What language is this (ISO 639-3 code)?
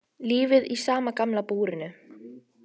isl